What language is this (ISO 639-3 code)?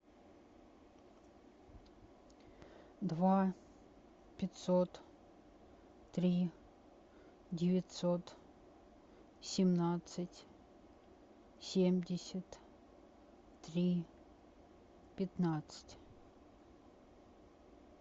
rus